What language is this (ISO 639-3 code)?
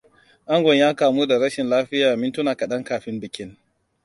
hau